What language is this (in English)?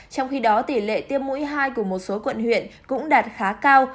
Vietnamese